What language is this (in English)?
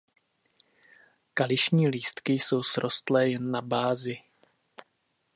Czech